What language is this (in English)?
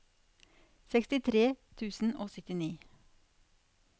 Norwegian